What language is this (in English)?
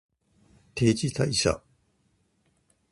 Japanese